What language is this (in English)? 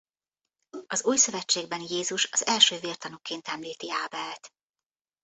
Hungarian